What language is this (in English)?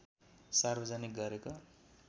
Nepali